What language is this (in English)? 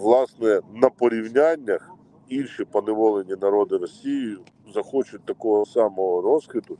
Ukrainian